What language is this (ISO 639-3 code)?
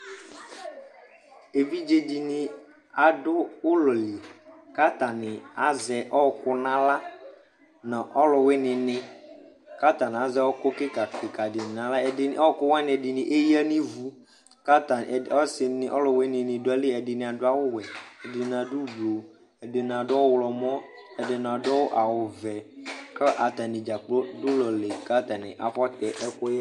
kpo